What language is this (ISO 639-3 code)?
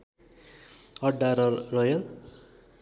nep